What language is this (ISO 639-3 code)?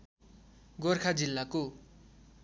nep